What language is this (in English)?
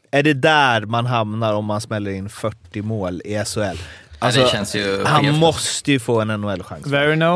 Swedish